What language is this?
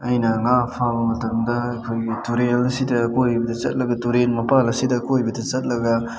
Manipuri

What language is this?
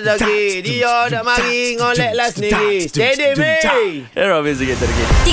Malay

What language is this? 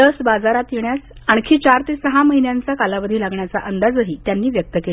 Marathi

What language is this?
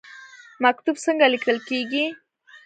Pashto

